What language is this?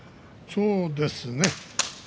Japanese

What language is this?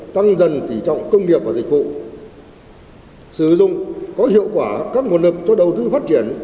Vietnamese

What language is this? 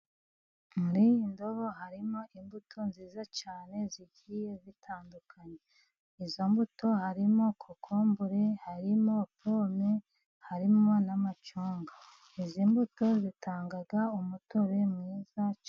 Kinyarwanda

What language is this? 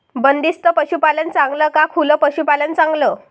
Marathi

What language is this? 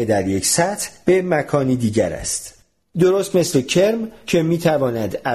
Persian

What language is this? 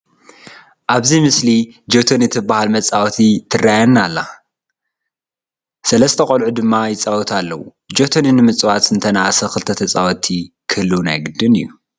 Tigrinya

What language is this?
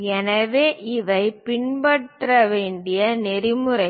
Tamil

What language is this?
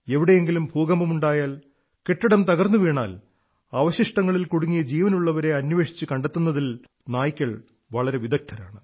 Malayalam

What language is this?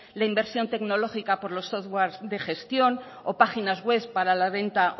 Spanish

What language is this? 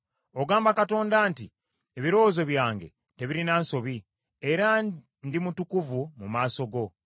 Ganda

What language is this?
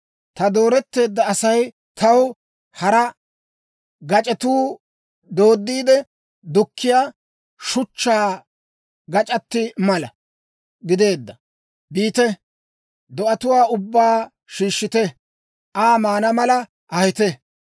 Dawro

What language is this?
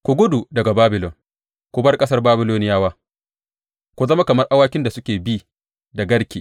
Hausa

